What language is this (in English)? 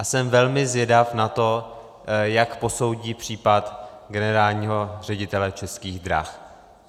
Czech